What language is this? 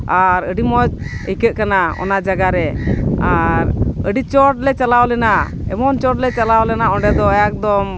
Santali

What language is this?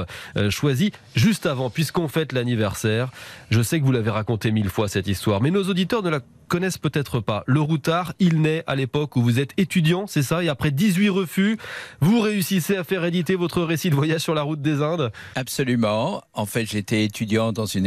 French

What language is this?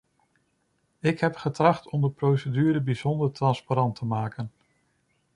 Dutch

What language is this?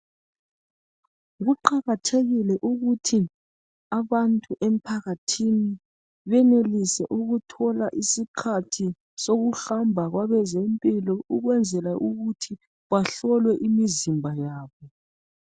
North Ndebele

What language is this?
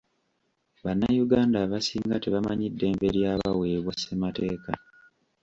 Ganda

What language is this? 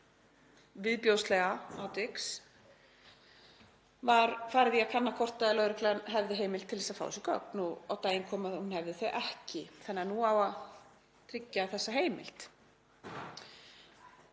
Icelandic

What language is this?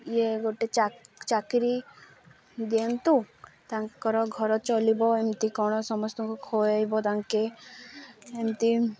Odia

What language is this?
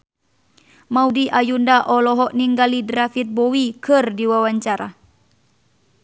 Sundanese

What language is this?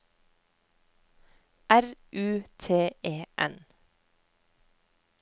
Norwegian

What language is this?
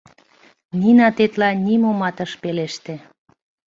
Mari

